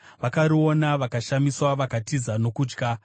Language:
Shona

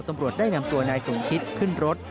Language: Thai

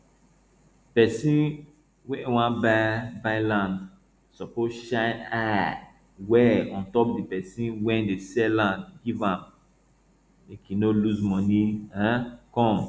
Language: Nigerian Pidgin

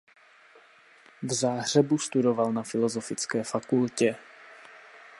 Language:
Czech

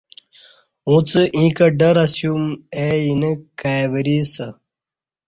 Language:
Kati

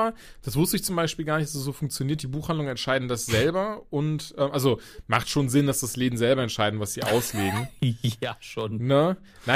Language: German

